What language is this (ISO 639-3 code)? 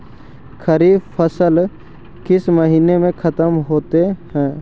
mag